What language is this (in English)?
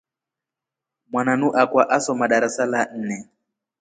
Rombo